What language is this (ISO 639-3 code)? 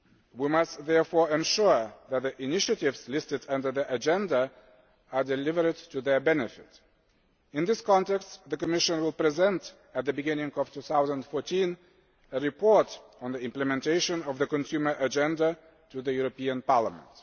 eng